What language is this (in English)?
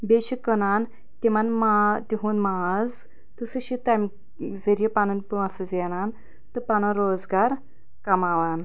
Kashmiri